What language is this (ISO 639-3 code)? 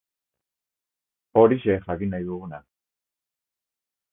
eus